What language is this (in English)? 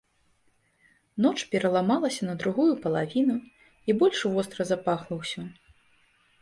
Belarusian